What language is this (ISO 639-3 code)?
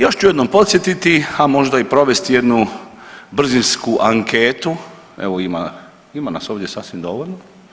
hrv